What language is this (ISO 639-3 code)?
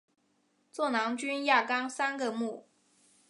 zho